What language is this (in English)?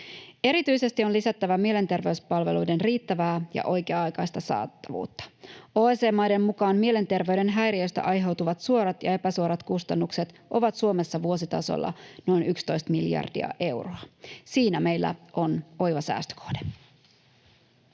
Finnish